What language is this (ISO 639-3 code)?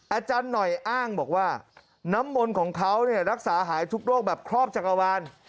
tha